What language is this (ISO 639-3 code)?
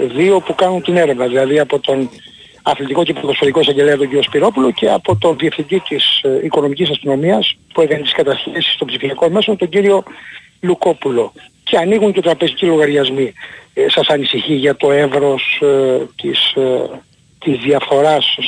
ell